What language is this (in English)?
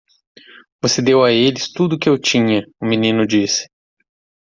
Portuguese